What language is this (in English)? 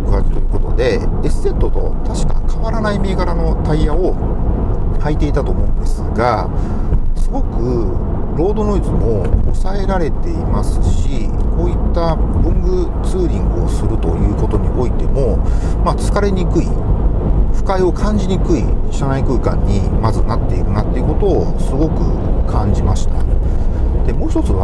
Japanese